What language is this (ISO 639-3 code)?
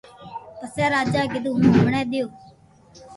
lrk